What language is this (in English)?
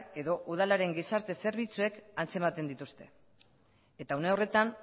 Basque